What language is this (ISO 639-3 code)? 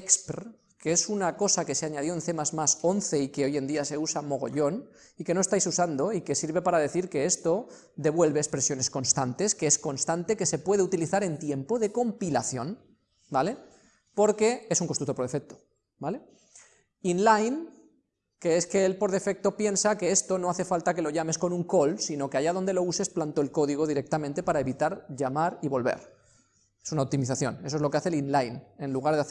spa